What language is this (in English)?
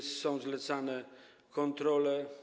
Polish